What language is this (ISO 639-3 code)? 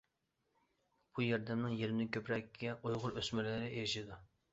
uig